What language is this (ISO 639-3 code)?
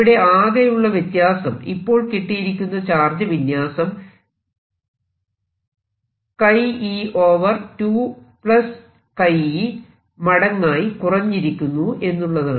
mal